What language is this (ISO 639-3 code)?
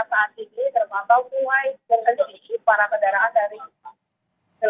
ind